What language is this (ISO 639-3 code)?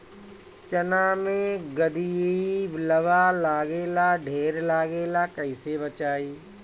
bho